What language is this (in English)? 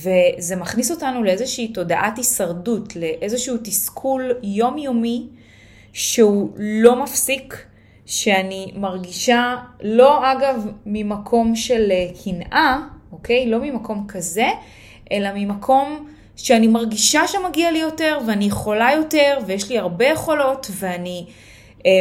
Hebrew